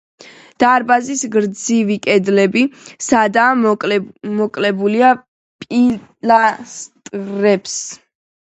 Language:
Georgian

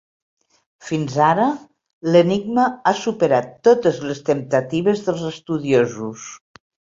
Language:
Catalan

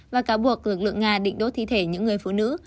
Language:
Vietnamese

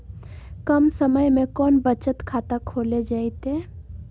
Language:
Magahi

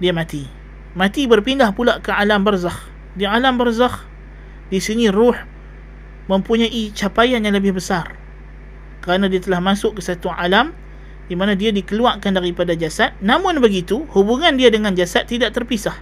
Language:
Malay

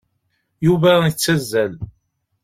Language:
Kabyle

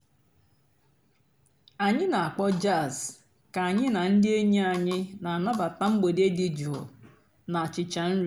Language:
Igbo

